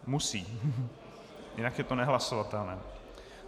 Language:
Czech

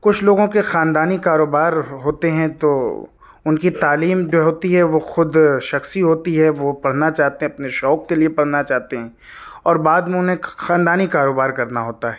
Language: Urdu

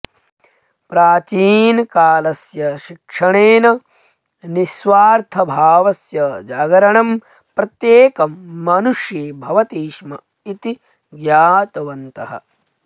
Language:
Sanskrit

